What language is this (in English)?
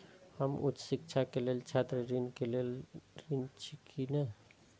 Maithili